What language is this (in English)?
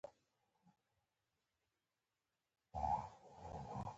Pashto